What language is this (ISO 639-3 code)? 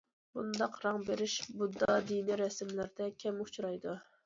uig